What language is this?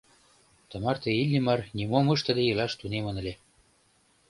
Mari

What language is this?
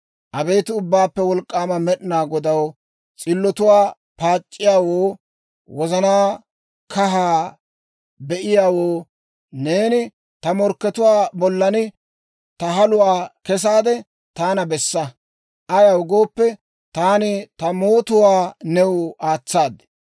Dawro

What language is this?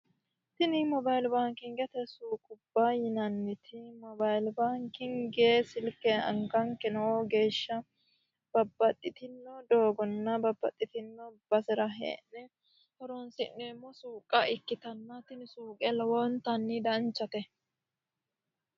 Sidamo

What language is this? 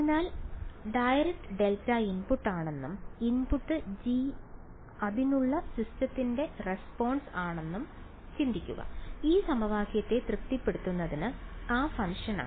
Malayalam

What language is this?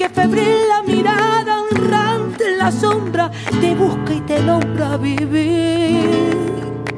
Turkish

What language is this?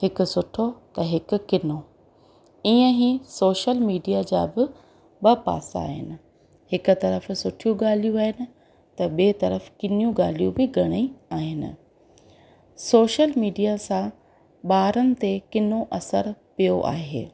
Sindhi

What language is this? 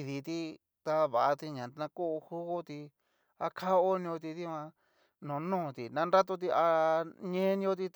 Cacaloxtepec Mixtec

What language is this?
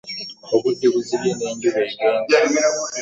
Ganda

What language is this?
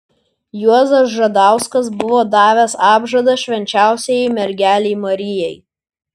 Lithuanian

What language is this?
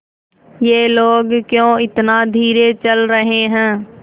Hindi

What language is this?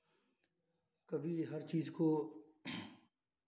Hindi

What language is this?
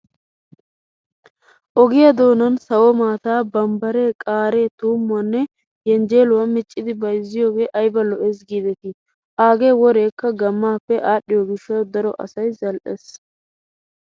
Wolaytta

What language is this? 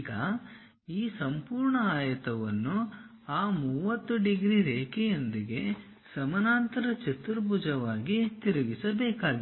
Kannada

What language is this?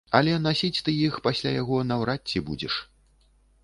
Belarusian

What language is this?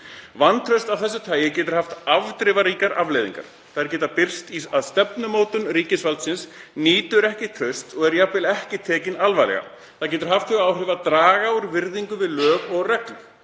Icelandic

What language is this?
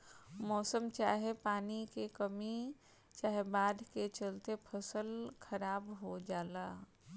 Bhojpuri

